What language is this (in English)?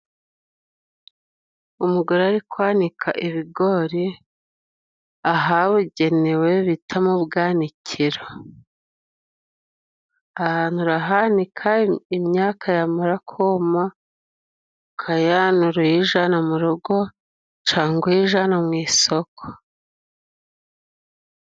Kinyarwanda